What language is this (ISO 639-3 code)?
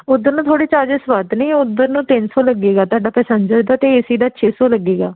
pan